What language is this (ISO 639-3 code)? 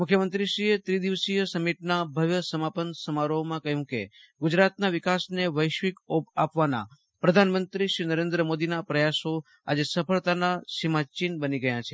guj